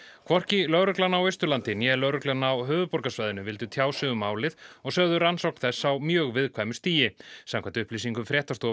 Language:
Icelandic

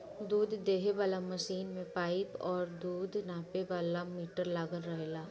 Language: Bhojpuri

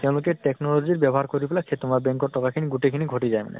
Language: Assamese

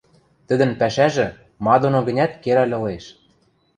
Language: Western Mari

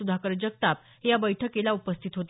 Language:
Marathi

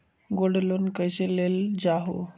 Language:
Magahi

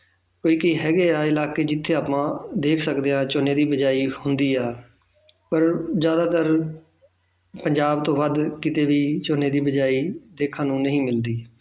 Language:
Punjabi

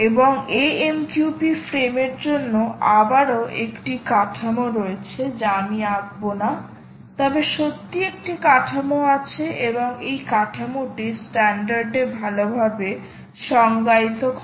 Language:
Bangla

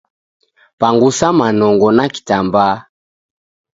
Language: Taita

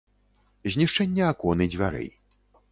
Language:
Belarusian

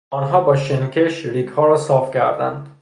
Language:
Persian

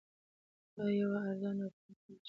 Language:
Pashto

